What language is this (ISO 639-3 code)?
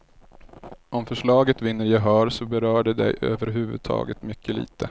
swe